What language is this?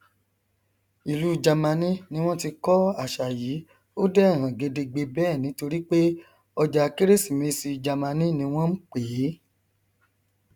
Yoruba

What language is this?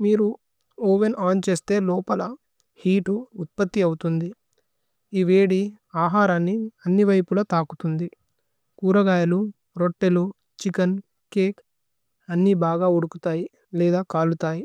Tulu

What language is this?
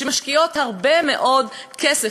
Hebrew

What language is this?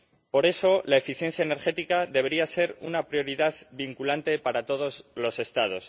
Spanish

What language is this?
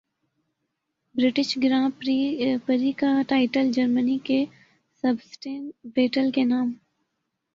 Urdu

